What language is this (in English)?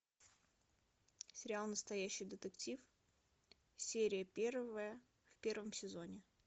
Russian